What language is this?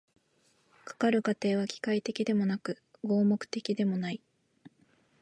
Japanese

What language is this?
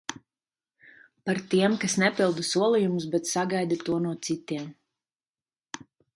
Latvian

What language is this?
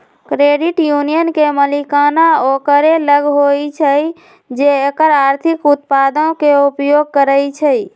Magahi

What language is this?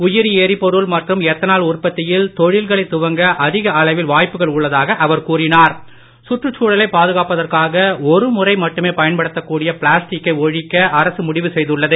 Tamil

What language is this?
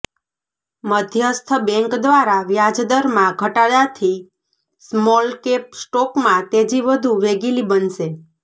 Gujarati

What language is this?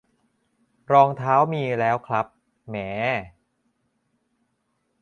Thai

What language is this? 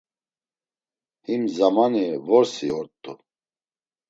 Laz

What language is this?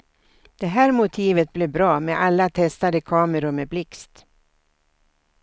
Swedish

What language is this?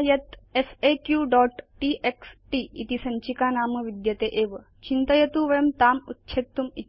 Sanskrit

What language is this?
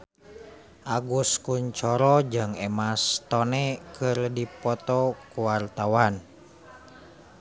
Sundanese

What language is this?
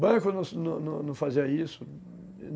Portuguese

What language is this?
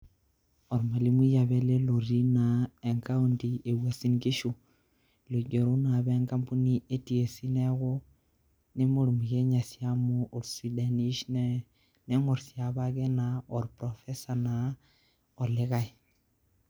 Masai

